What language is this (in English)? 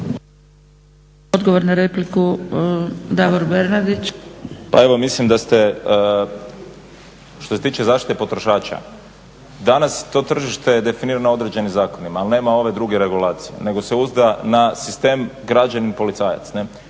Croatian